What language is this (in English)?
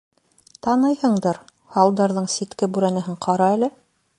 Bashkir